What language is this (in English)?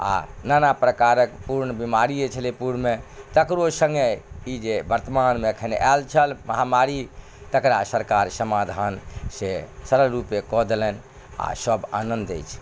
Maithili